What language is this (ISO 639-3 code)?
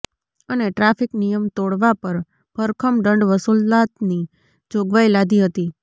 guj